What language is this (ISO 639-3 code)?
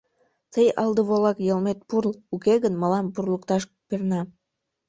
chm